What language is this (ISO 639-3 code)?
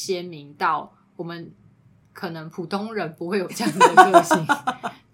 zho